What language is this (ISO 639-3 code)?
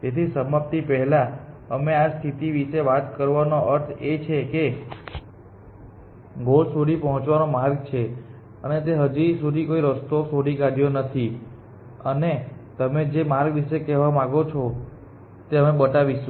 guj